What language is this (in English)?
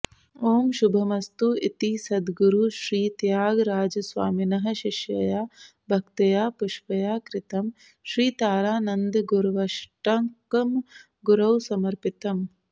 Sanskrit